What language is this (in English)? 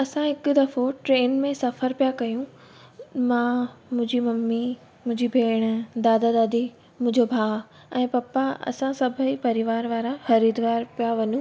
Sindhi